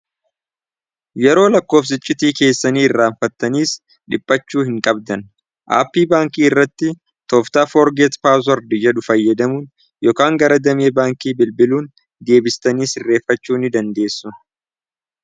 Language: Oromo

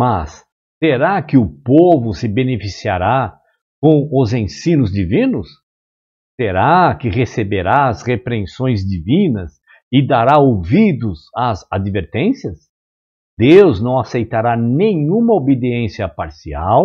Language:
Portuguese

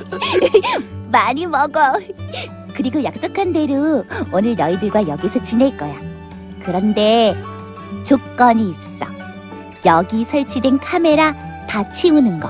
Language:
Korean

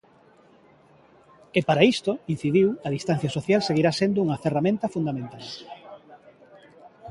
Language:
Galician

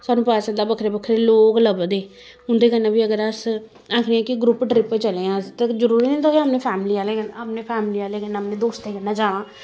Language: Dogri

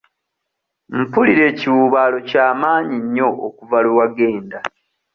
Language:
Ganda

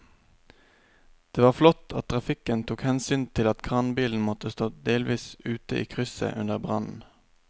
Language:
Norwegian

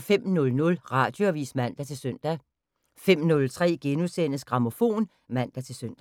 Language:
Danish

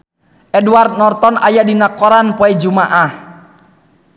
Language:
Sundanese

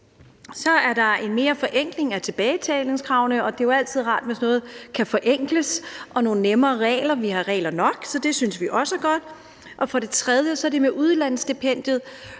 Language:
Danish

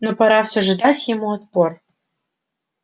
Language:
Russian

